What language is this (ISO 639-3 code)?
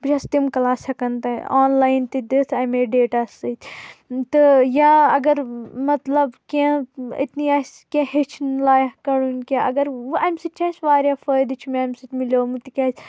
kas